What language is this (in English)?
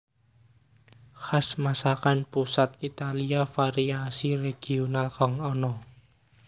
Javanese